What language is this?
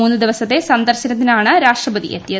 Malayalam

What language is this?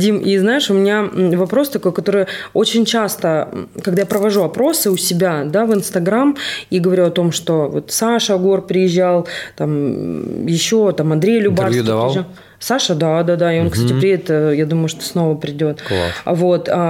Russian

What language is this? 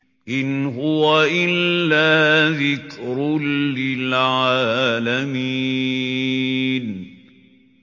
Arabic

